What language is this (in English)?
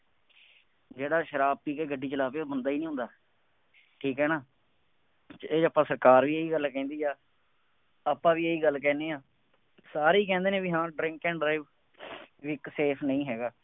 Punjabi